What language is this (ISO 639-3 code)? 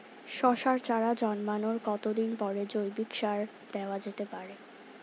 ben